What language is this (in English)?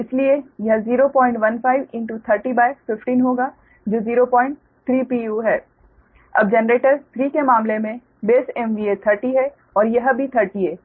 Hindi